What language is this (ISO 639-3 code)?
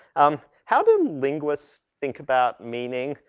eng